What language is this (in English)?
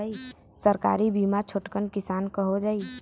Bhojpuri